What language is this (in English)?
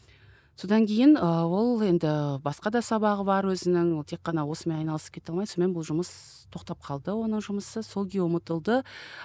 Kazakh